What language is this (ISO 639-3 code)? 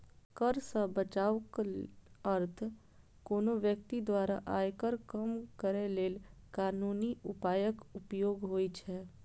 mai